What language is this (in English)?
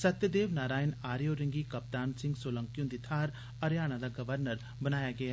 Dogri